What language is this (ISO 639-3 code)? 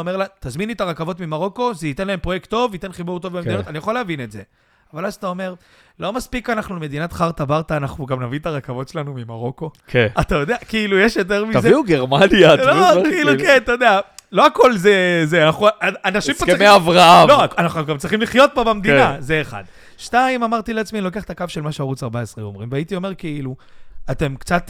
heb